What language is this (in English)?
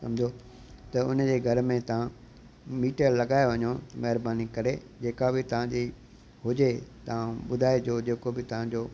Sindhi